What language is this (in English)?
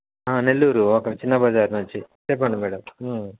Telugu